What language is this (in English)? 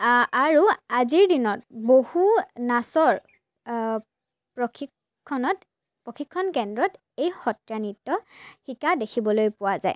Assamese